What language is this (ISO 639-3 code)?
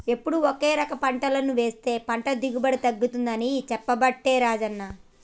tel